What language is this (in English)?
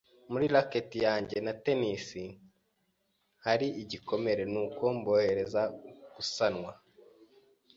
Kinyarwanda